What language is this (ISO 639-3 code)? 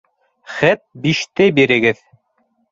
bak